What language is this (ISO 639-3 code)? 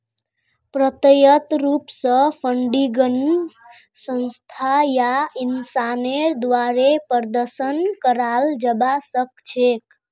mag